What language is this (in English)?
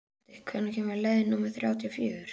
Icelandic